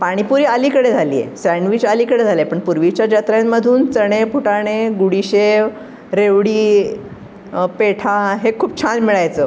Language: Marathi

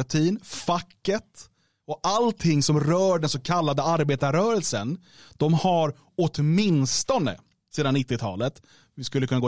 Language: Swedish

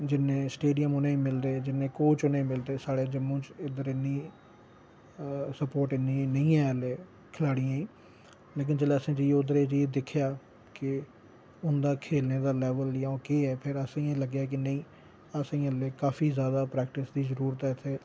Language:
Dogri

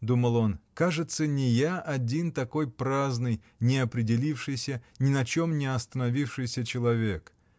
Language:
Russian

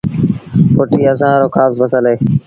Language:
Sindhi Bhil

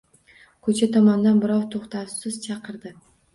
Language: Uzbek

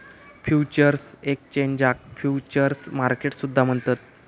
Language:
Marathi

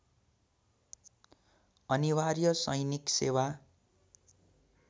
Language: Nepali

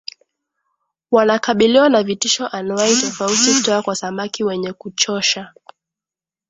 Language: Swahili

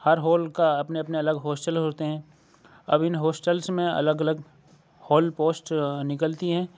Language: Urdu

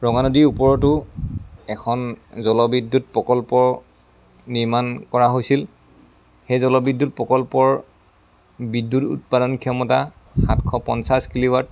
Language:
Assamese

